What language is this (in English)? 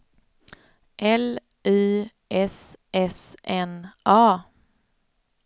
Swedish